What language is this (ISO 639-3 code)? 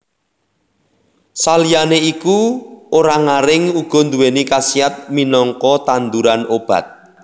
jav